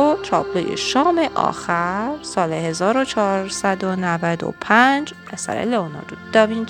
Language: Persian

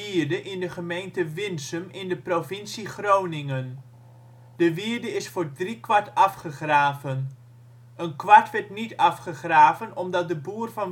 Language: Dutch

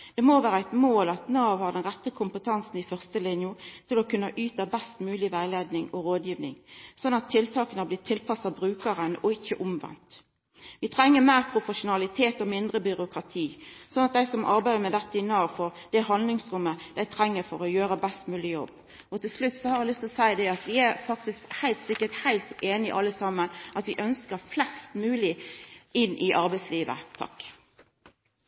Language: Norwegian Nynorsk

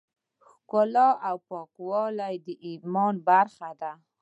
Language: Pashto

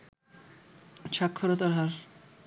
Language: Bangla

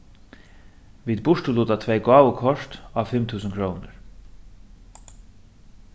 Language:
Faroese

